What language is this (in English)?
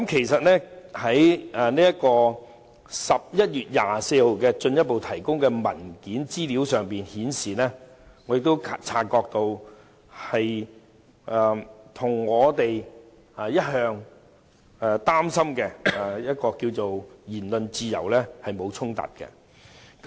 Cantonese